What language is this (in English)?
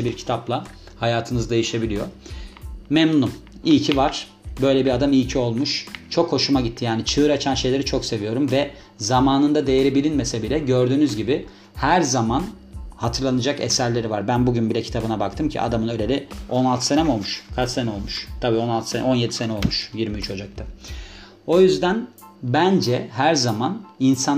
Turkish